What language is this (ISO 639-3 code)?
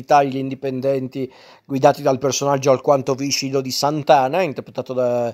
ita